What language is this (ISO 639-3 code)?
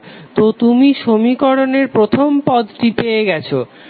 ben